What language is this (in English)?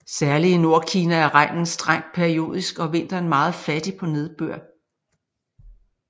Danish